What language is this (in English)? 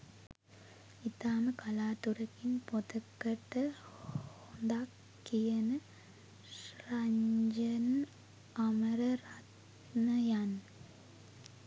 Sinhala